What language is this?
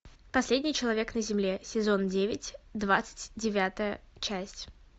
Russian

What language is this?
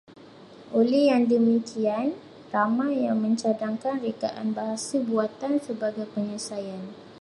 Malay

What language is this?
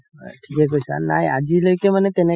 Assamese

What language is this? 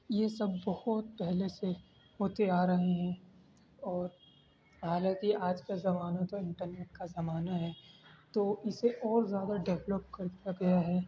Urdu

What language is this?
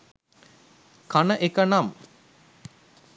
Sinhala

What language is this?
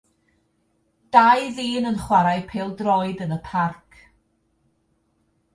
Welsh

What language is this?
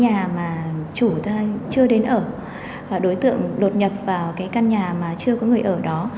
Vietnamese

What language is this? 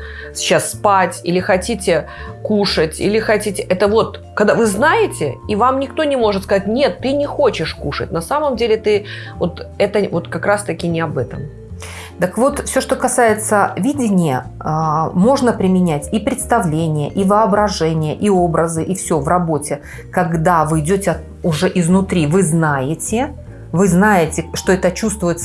Russian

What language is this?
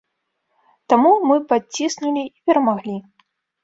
Belarusian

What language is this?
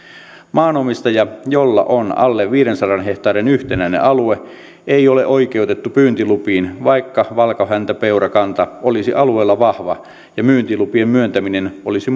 Finnish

